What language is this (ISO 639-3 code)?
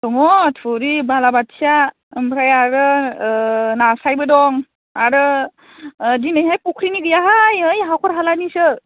brx